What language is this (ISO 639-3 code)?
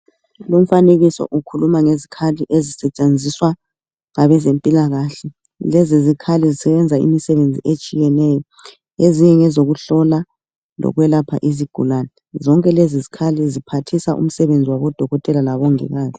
nde